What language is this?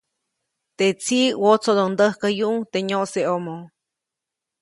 Copainalá Zoque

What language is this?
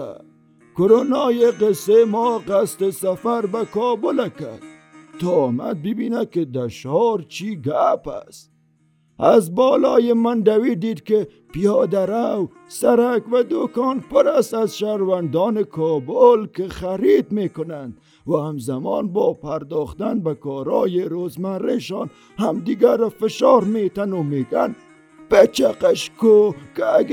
Persian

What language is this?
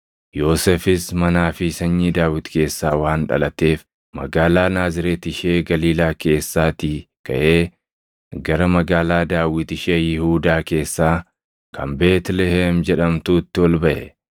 Oromo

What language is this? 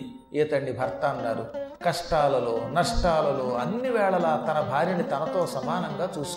Telugu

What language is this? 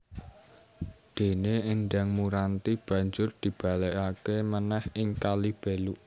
Javanese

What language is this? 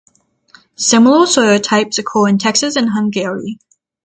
English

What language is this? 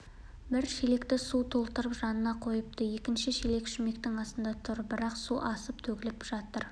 Kazakh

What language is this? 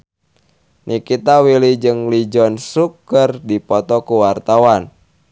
Sundanese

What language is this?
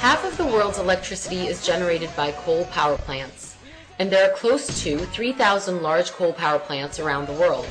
English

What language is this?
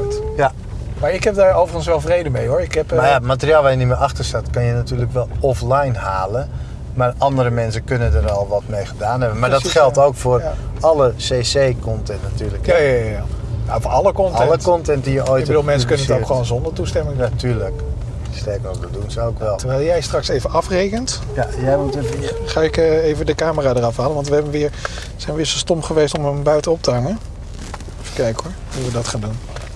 Dutch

